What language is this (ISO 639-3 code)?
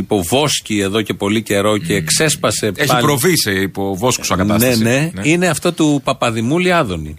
ell